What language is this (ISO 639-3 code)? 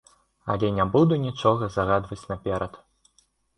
bel